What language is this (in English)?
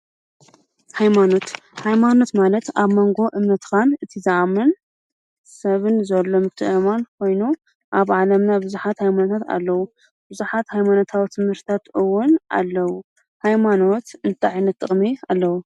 Tigrinya